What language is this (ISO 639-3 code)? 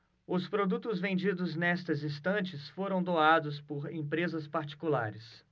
por